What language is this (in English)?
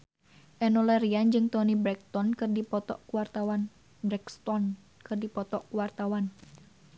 Sundanese